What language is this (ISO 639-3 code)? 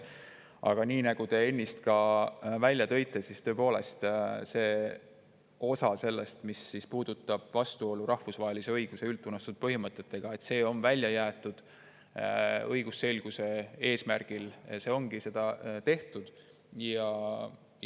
est